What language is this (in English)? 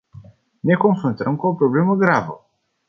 Romanian